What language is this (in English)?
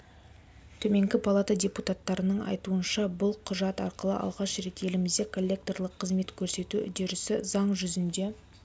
Kazakh